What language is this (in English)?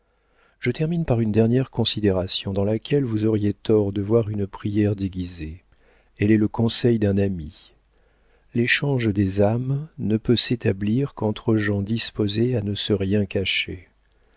French